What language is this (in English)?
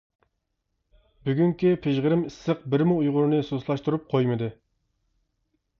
Uyghur